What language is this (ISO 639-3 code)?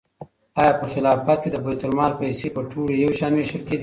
pus